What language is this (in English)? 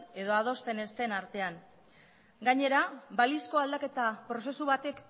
Basque